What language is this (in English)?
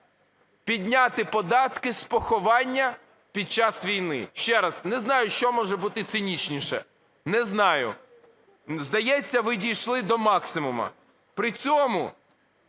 Ukrainian